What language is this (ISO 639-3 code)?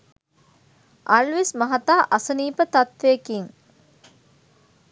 sin